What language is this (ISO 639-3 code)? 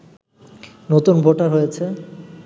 ben